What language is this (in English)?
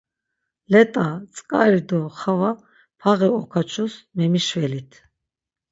Laz